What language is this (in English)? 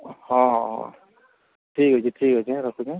Odia